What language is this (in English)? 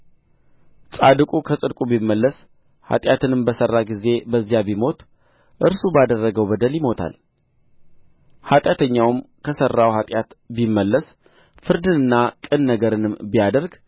Amharic